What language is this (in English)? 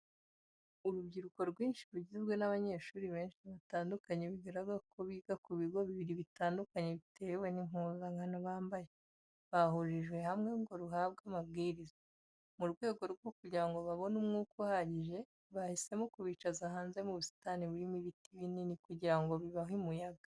Kinyarwanda